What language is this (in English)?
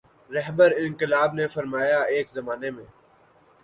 Urdu